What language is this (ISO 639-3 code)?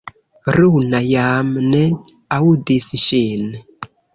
epo